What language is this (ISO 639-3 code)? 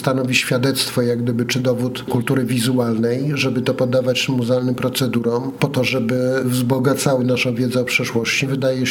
pol